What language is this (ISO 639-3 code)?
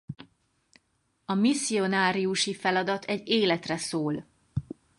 hun